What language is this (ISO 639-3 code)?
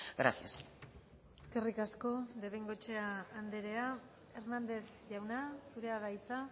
eus